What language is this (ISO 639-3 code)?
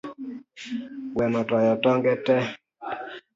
luo